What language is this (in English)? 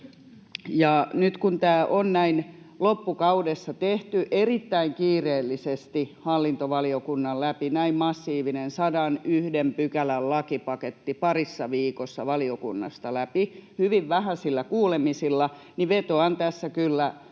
Finnish